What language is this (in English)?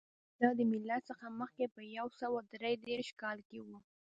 Pashto